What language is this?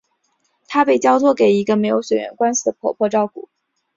Chinese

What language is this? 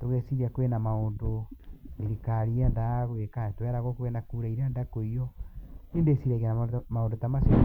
Kikuyu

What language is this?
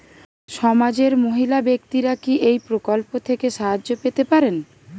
Bangla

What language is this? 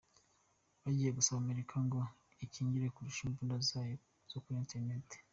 Kinyarwanda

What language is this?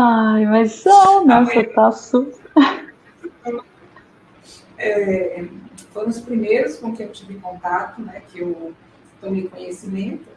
Portuguese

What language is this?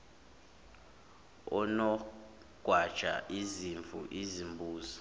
Zulu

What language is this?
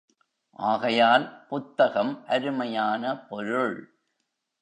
Tamil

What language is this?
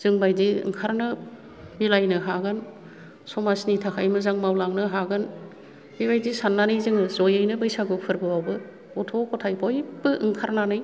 Bodo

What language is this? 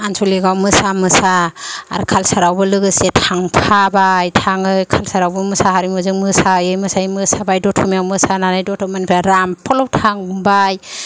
Bodo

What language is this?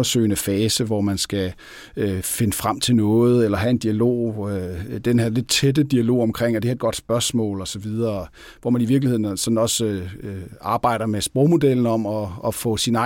Danish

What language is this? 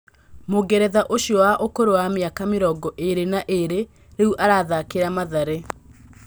Kikuyu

